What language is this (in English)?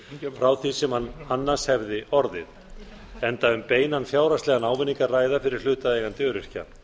Icelandic